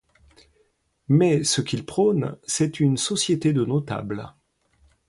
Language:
French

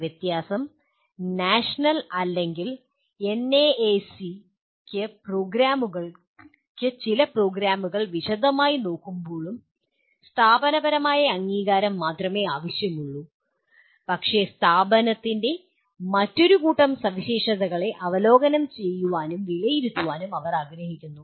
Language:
Malayalam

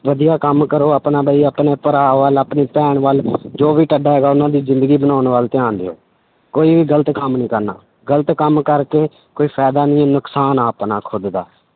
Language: Punjabi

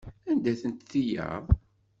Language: Kabyle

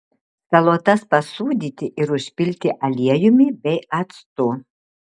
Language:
Lithuanian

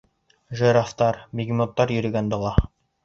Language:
Bashkir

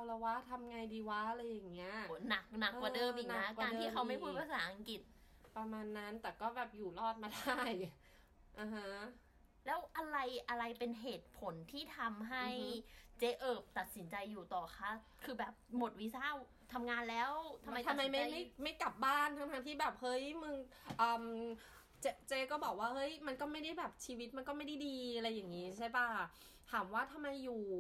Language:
Thai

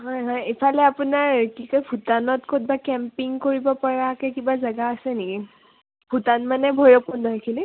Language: Assamese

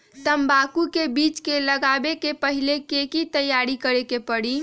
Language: Magahi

